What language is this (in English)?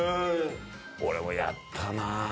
Japanese